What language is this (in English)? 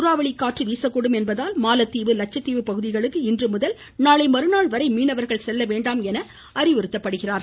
Tamil